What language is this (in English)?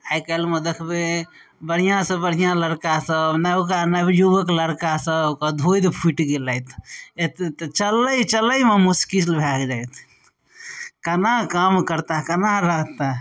Maithili